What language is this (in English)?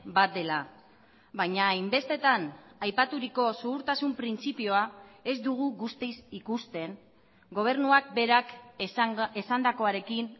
Basque